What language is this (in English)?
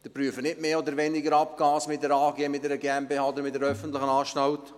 Swiss German